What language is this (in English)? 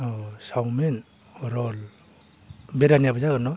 Bodo